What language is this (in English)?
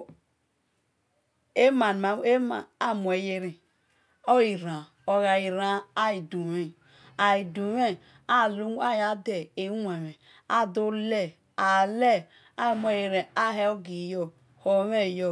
Esan